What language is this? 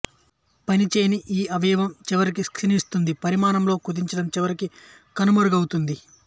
Telugu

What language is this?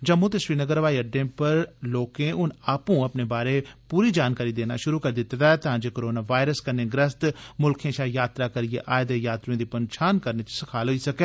Dogri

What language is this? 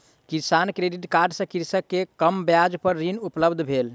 Maithili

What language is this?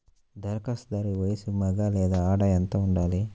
Telugu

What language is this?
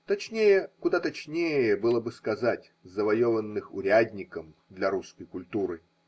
Russian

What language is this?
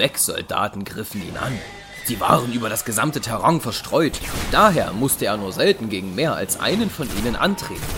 German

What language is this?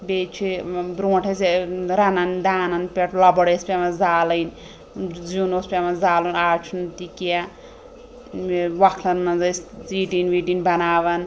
Kashmiri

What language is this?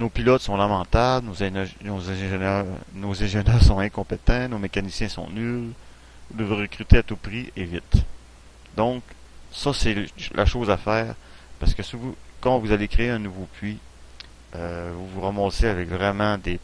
French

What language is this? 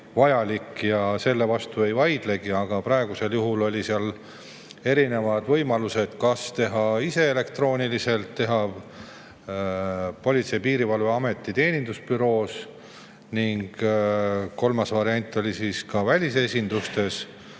Estonian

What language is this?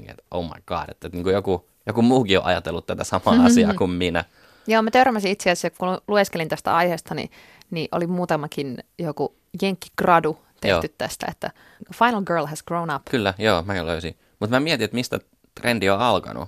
Finnish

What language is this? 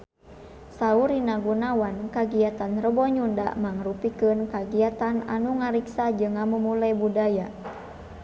Sundanese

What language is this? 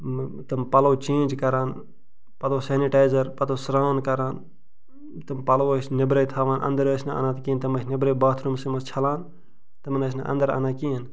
Kashmiri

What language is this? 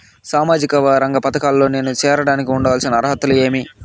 Telugu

